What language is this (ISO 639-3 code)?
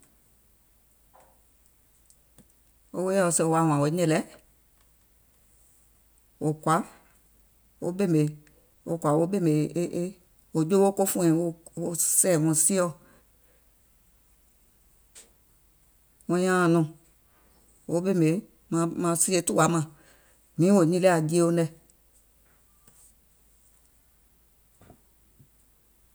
gol